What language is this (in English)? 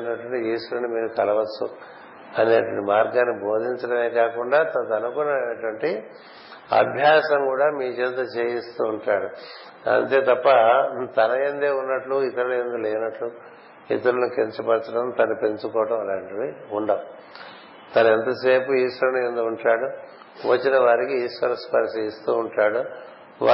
Telugu